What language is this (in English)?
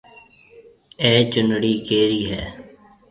Marwari (Pakistan)